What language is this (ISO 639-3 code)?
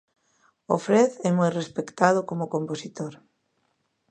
glg